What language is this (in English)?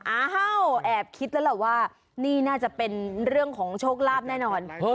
Thai